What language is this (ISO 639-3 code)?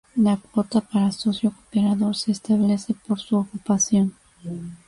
spa